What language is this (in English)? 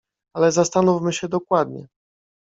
Polish